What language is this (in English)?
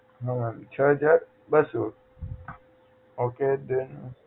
Gujarati